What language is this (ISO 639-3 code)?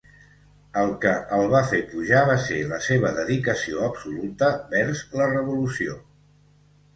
cat